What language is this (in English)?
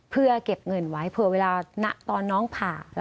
Thai